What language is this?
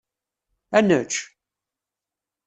Kabyle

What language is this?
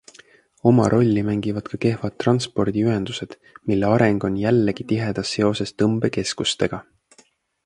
Estonian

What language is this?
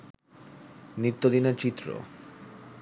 Bangla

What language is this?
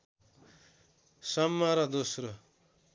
Nepali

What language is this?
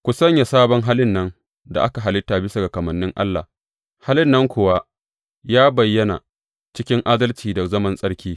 Hausa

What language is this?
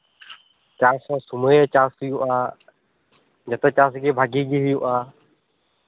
Santali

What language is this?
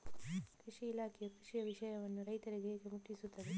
Kannada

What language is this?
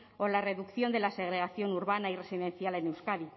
Spanish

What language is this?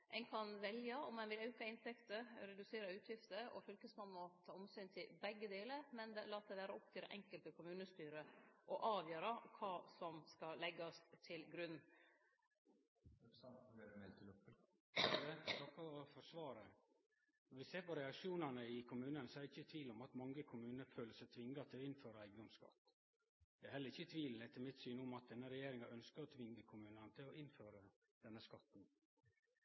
Norwegian Nynorsk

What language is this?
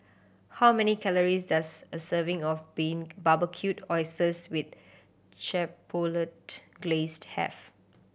English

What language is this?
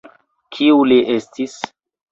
Esperanto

